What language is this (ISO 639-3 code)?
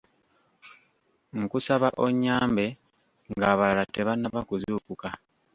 lug